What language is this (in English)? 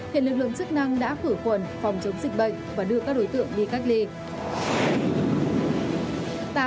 Vietnamese